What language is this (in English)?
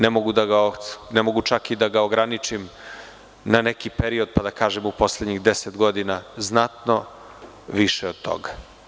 Serbian